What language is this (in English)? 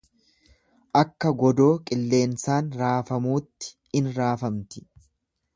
Oromo